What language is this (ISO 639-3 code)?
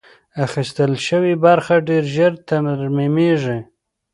pus